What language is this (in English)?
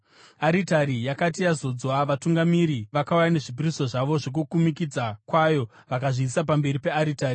Shona